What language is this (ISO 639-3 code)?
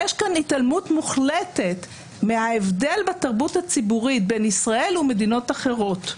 heb